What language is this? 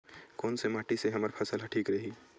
Chhattisgarhi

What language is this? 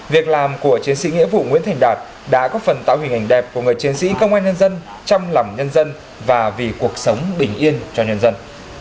Vietnamese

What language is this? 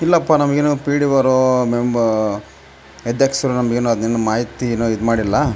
Kannada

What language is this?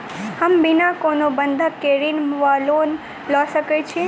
Maithili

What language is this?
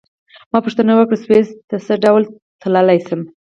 Pashto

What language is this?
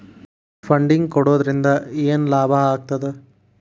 Kannada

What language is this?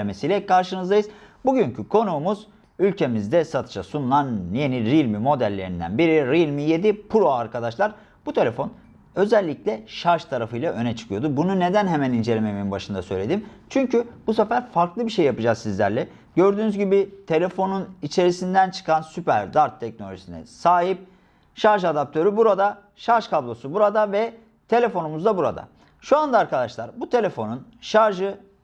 Turkish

